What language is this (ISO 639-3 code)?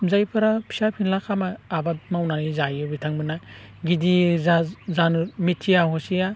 brx